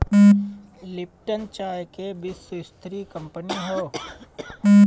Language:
Bhojpuri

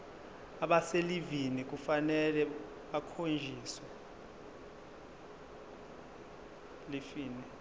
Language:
Zulu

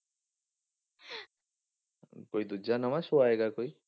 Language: Punjabi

